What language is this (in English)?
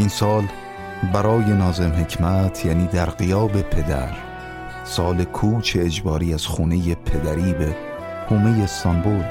Persian